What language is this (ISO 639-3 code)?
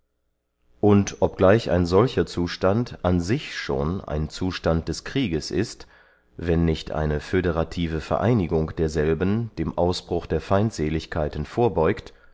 deu